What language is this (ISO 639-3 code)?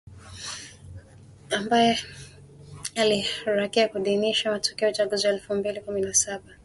swa